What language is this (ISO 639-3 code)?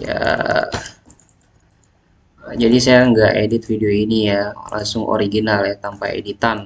ind